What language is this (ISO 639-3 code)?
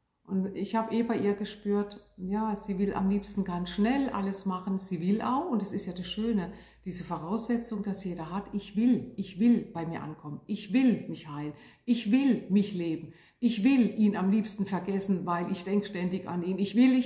deu